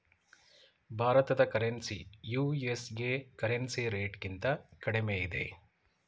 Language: Kannada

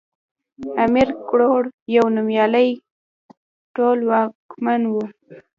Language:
Pashto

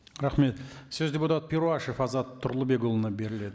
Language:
Kazakh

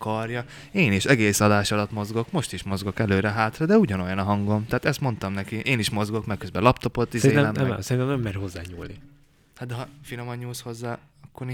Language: Hungarian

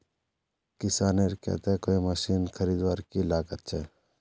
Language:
Magahi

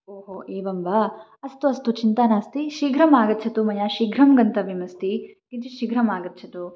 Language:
Sanskrit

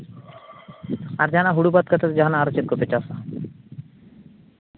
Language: Santali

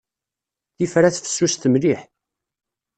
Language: Kabyle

